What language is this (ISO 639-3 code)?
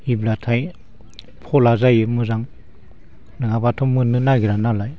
brx